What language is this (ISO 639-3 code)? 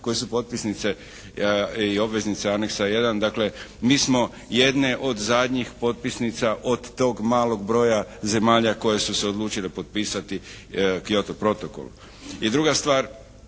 hrv